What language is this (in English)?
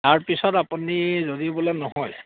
Assamese